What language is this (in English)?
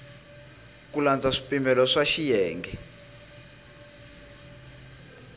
Tsonga